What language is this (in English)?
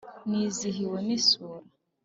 Kinyarwanda